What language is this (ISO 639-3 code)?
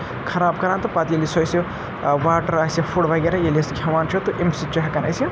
kas